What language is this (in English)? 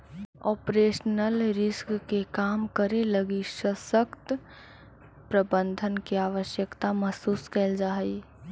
Magahi